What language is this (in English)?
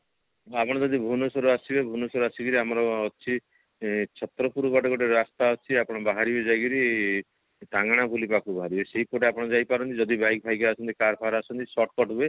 Odia